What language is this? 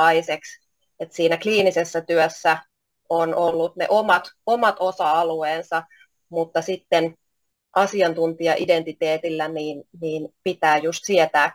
Finnish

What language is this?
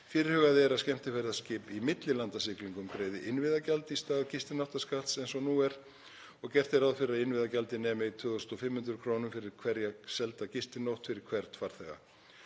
Icelandic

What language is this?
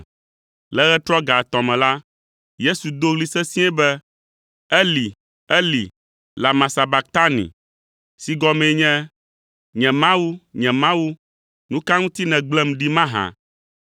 Ewe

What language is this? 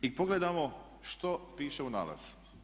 Croatian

